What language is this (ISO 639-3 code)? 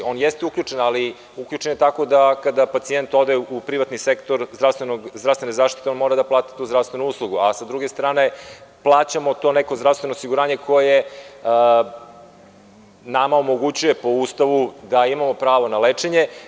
srp